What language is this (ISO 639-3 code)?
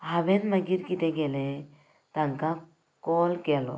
kok